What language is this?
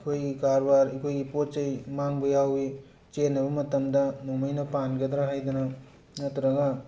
Manipuri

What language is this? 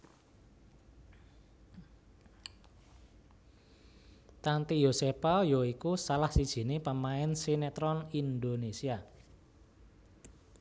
Javanese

